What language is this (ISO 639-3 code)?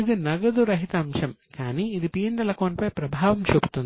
tel